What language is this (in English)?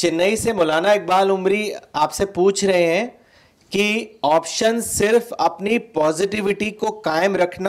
Urdu